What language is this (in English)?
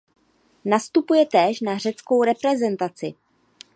Czech